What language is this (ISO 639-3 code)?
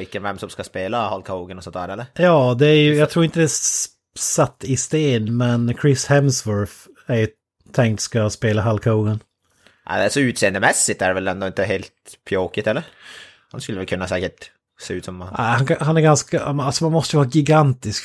swe